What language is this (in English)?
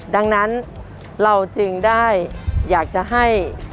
Thai